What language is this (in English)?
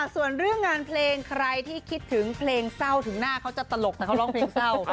Thai